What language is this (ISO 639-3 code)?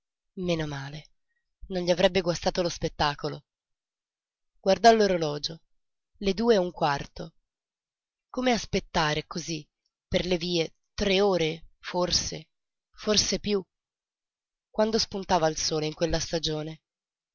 ita